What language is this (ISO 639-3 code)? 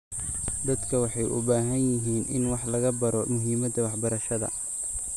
som